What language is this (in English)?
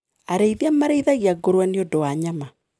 Kikuyu